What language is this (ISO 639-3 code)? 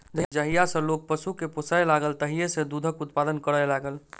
mai